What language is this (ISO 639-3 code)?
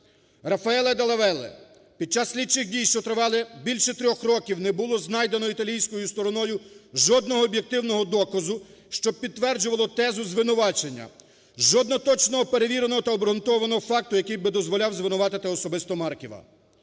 ukr